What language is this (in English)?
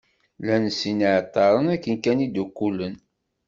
Kabyle